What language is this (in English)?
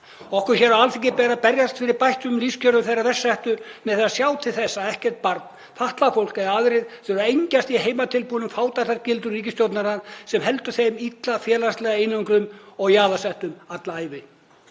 Icelandic